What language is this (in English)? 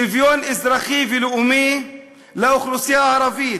Hebrew